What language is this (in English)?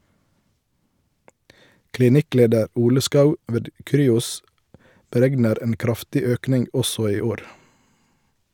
Norwegian